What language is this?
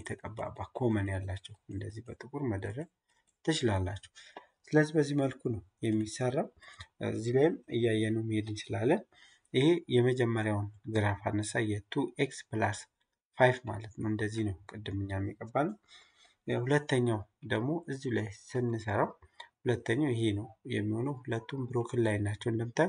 Arabic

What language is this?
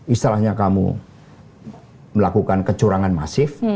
Indonesian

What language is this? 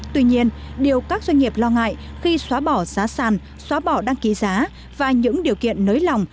Vietnamese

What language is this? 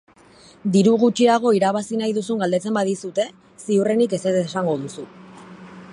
Basque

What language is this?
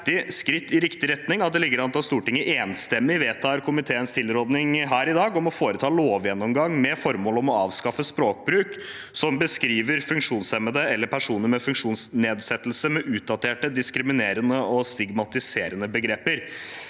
Norwegian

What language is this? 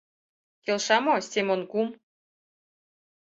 Mari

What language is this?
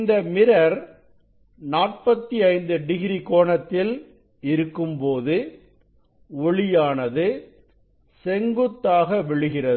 Tamil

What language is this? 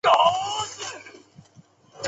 Chinese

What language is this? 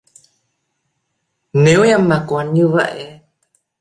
Vietnamese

